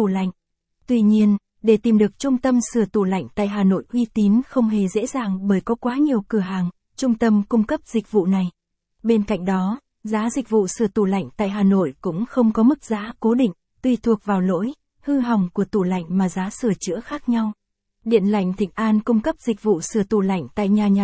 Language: Vietnamese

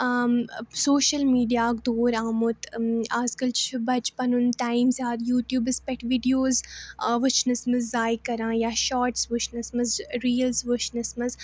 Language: Kashmiri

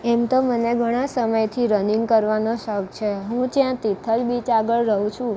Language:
Gujarati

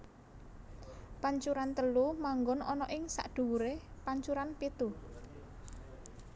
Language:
Javanese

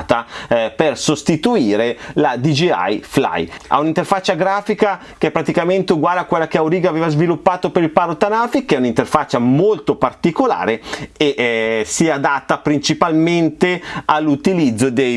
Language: Italian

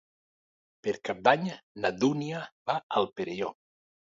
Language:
Catalan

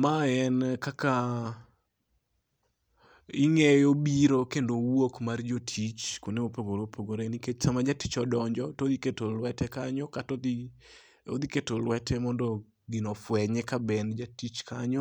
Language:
Luo (Kenya and Tanzania)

